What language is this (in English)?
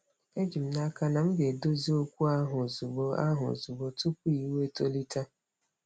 Igbo